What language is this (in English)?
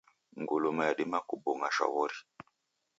Taita